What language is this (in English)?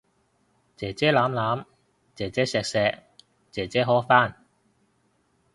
Cantonese